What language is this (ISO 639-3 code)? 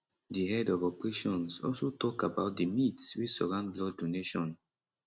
pcm